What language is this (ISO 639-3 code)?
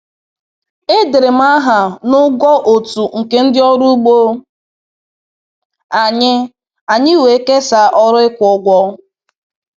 ibo